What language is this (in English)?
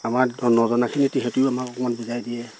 Assamese